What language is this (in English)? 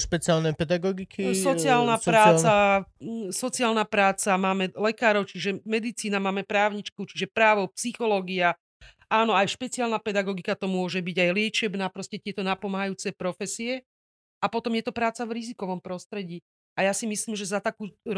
Slovak